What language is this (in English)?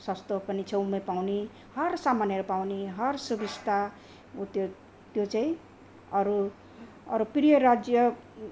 Nepali